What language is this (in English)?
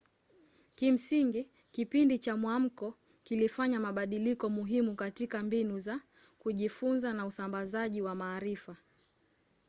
Swahili